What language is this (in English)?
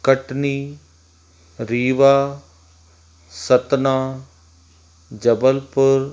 Sindhi